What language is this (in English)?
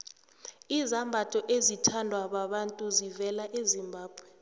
South Ndebele